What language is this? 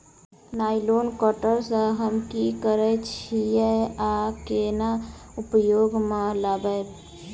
Maithili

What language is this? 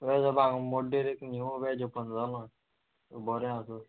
Konkani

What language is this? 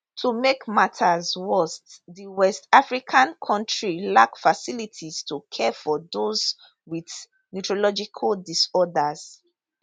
Nigerian Pidgin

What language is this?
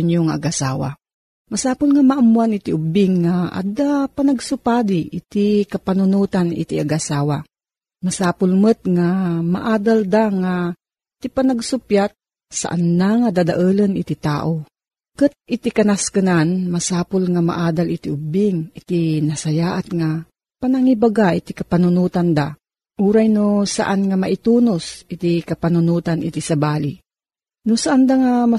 Filipino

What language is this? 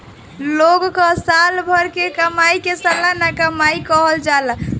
Bhojpuri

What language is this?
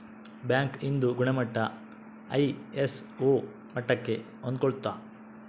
Kannada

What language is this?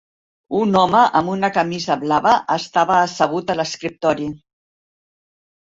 Catalan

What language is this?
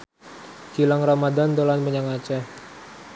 Javanese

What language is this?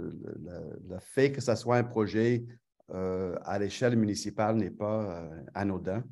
French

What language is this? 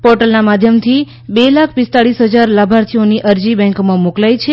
Gujarati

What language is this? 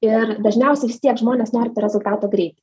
Lithuanian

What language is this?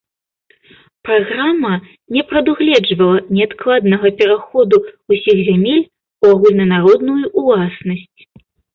Belarusian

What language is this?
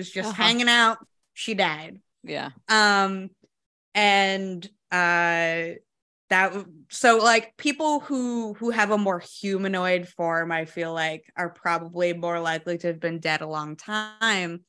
English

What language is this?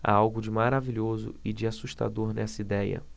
Portuguese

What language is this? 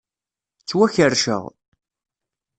Kabyle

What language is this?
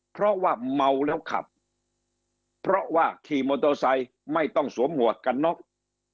Thai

